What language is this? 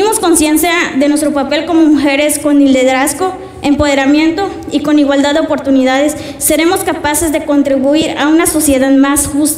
Spanish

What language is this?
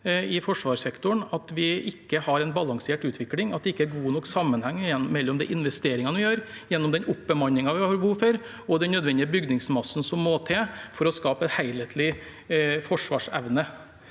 Norwegian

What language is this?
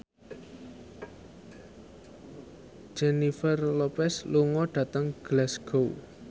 Javanese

